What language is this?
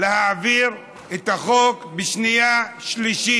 Hebrew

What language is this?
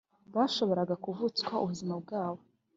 Kinyarwanda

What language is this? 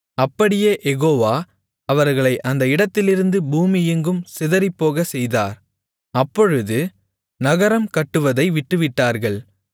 Tamil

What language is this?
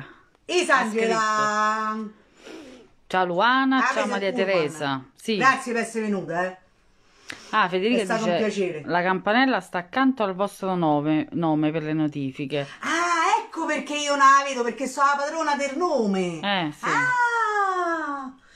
Italian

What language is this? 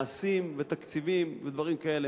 Hebrew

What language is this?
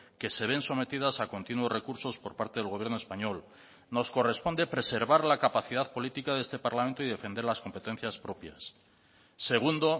Spanish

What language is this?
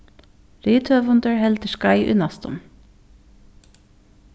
Faroese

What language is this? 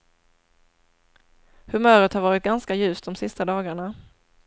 Swedish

